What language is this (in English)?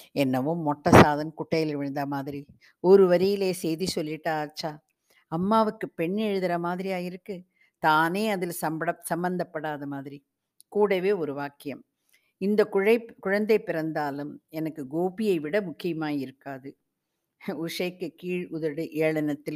Tamil